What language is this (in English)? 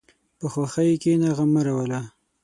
Pashto